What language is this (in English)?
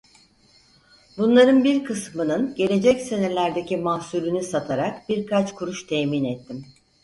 Turkish